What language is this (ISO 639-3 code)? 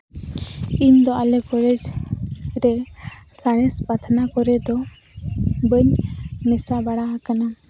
sat